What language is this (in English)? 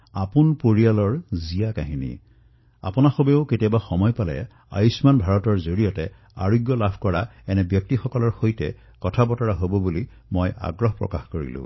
Assamese